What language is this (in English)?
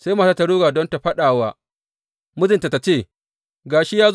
Hausa